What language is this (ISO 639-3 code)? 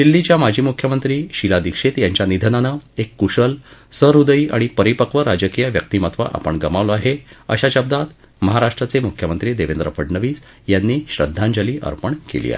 mar